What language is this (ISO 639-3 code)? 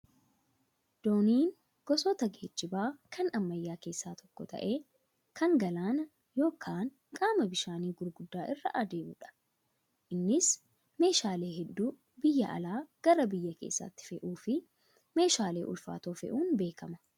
orm